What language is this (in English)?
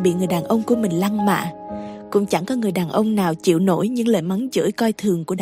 Vietnamese